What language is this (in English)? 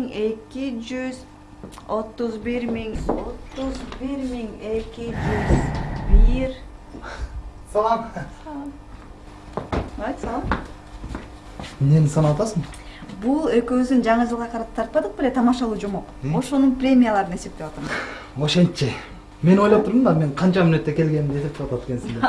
Turkish